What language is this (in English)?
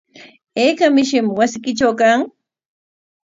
Corongo Ancash Quechua